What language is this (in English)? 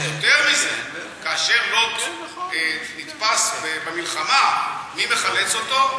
Hebrew